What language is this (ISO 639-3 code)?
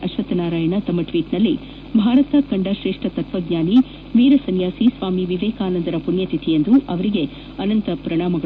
kan